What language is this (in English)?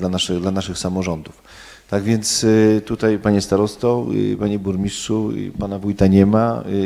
Polish